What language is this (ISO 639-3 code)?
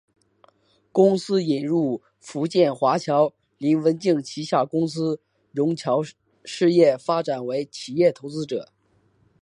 zho